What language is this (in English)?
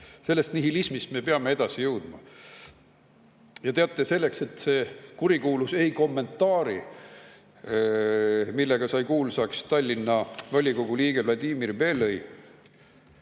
Estonian